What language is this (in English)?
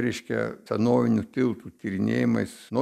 Lithuanian